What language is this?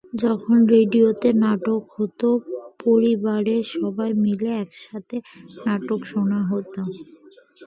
Bangla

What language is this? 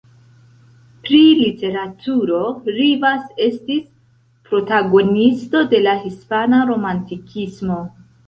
Esperanto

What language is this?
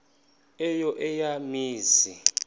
Xhosa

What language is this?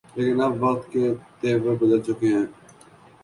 Urdu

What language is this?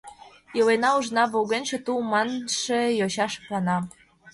Mari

